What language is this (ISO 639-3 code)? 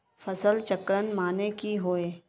mag